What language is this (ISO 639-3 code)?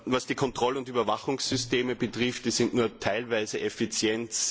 deu